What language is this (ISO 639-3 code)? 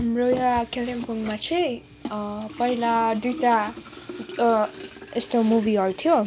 nep